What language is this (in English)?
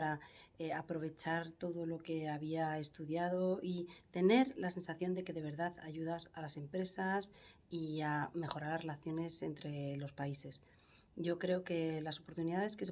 Spanish